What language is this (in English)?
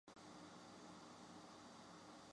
Chinese